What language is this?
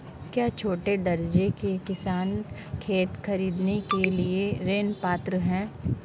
Hindi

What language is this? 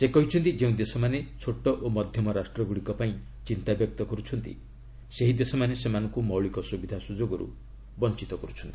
Odia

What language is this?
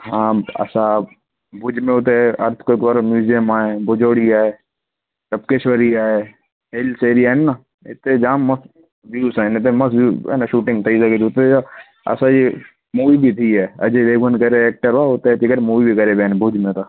Sindhi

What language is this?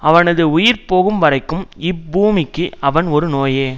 Tamil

